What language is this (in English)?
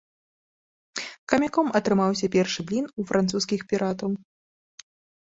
Belarusian